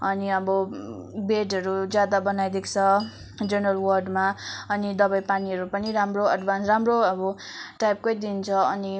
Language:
Nepali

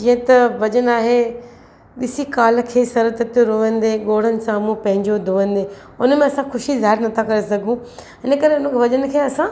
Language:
Sindhi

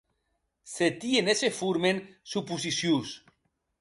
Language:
Occitan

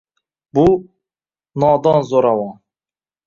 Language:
Uzbek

